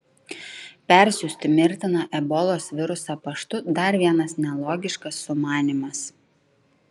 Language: Lithuanian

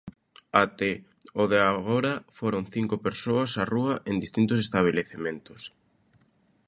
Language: Galician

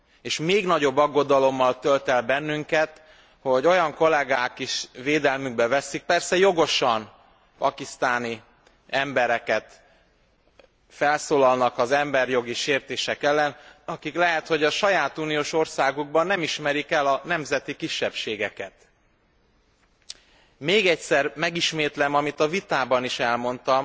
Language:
Hungarian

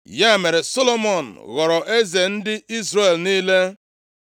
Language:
Igbo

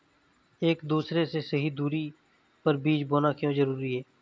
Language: Hindi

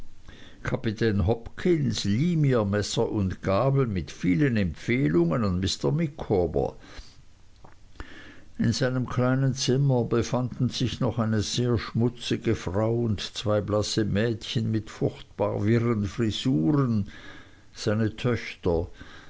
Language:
German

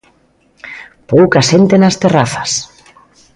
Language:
Galician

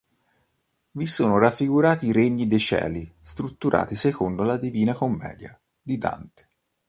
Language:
Italian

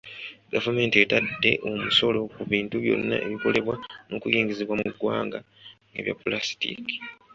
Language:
Ganda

